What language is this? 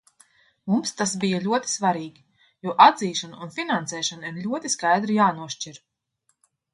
Latvian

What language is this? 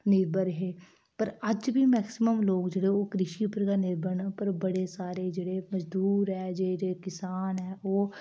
Dogri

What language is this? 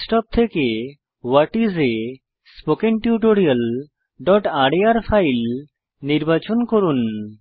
Bangla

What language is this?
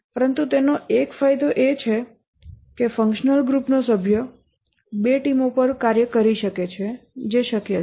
Gujarati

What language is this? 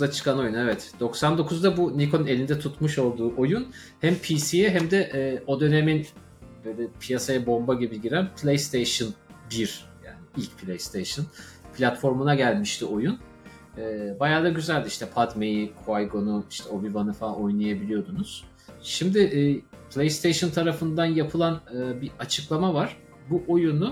Turkish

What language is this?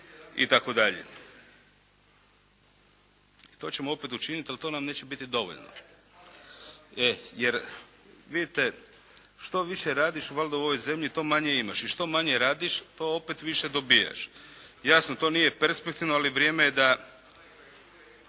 Croatian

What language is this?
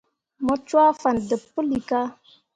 Mundang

